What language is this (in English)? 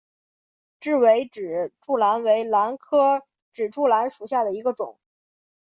Chinese